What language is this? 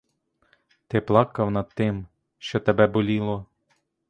Ukrainian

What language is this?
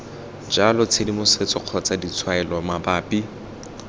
Tswana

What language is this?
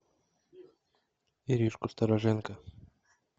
Russian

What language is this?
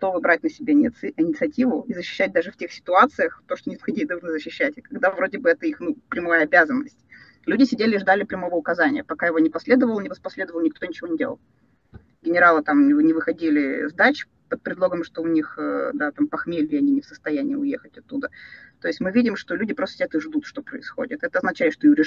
Russian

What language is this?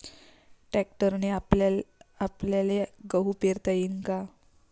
Marathi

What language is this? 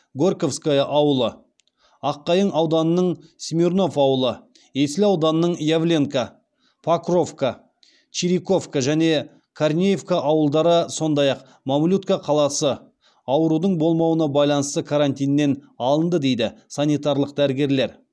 Kazakh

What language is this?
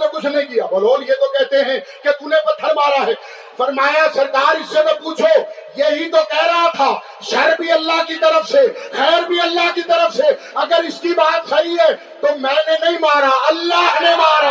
Urdu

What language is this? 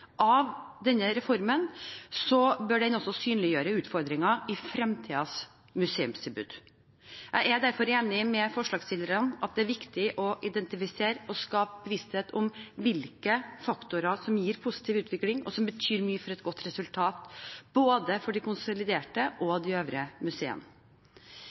Norwegian Bokmål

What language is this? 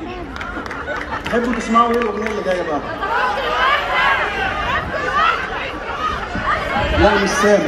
Arabic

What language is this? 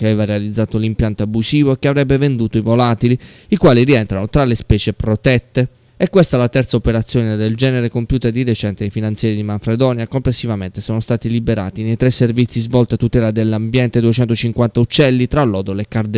Italian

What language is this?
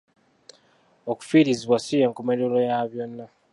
Ganda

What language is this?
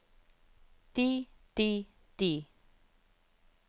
Norwegian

